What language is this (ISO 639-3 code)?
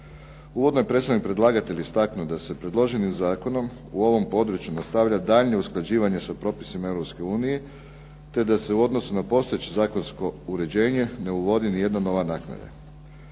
hrv